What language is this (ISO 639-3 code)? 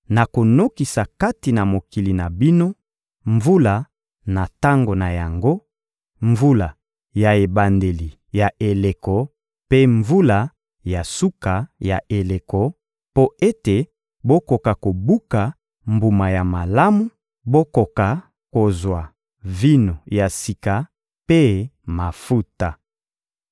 lin